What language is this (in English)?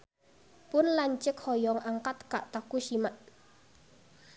Sundanese